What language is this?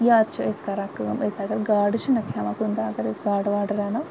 Kashmiri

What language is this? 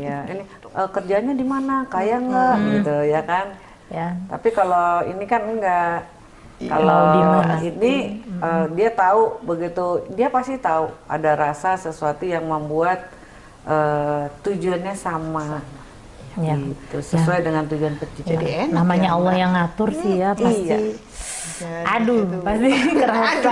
Indonesian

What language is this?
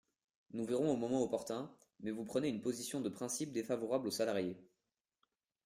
French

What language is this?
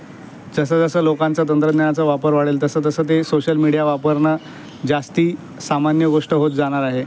Marathi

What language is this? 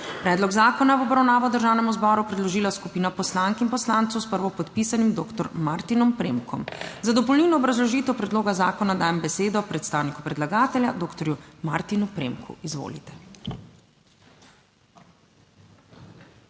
Slovenian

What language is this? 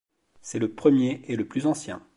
French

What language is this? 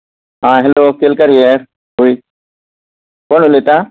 Konkani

